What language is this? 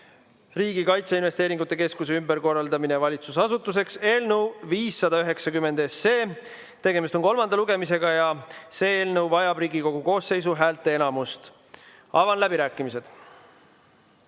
Estonian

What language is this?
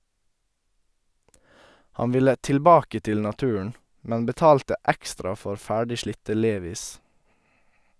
Norwegian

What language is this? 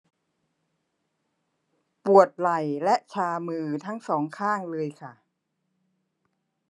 Thai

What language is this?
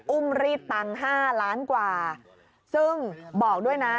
Thai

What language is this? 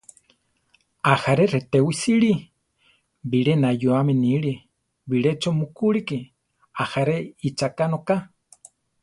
Central Tarahumara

